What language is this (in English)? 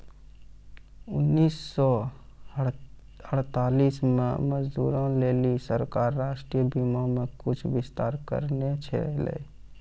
Maithili